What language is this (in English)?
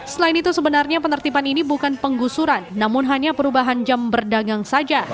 Indonesian